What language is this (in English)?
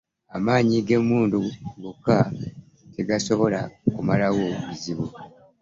Ganda